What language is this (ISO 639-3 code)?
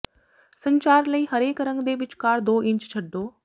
pan